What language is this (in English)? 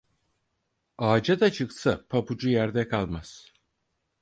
Turkish